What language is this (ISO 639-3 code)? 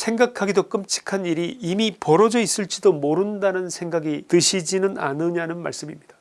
kor